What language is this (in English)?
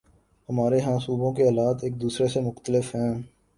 Urdu